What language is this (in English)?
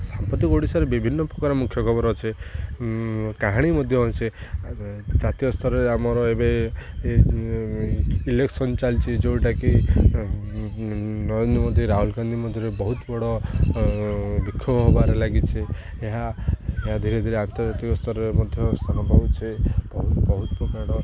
Odia